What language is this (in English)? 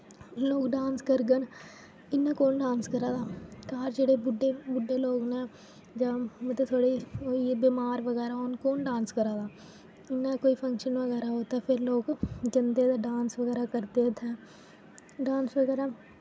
Dogri